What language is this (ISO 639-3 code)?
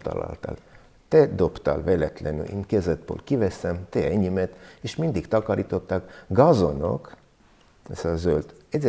hun